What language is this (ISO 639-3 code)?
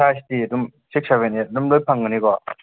mni